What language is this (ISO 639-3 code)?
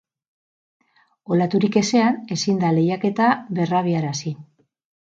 eus